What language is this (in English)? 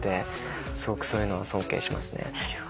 Japanese